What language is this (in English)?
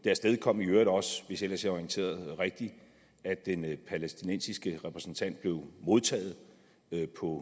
Danish